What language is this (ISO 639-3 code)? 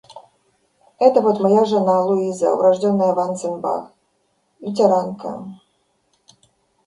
rus